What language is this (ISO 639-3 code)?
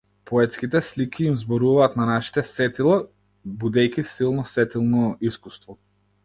mkd